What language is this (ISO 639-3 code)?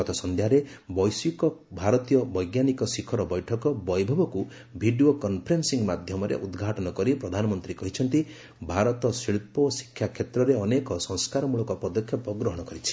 ori